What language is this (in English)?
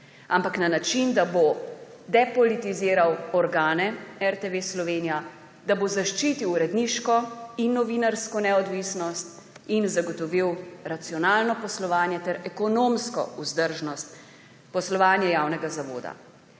Slovenian